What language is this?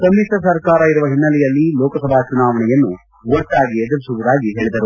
Kannada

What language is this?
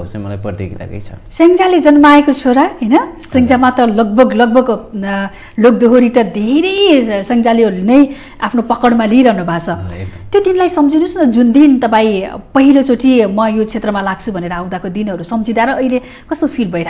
Indonesian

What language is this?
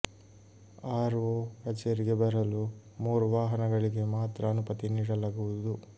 Kannada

